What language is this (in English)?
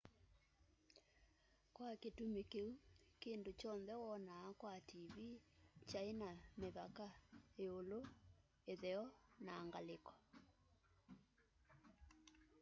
Kamba